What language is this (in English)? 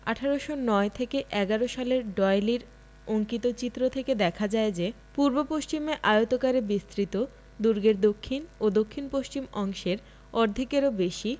Bangla